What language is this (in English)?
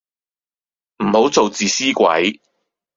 Cantonese